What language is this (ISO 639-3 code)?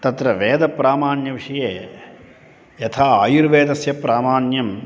san